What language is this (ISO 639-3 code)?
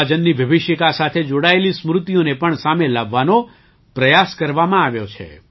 guj